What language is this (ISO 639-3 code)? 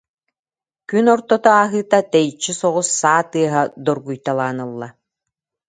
sah